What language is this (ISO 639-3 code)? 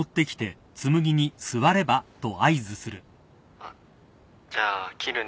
jpn